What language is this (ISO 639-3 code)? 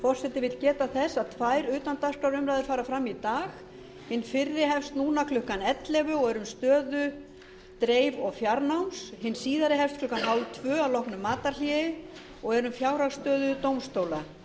isl